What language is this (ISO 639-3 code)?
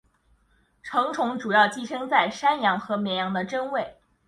zho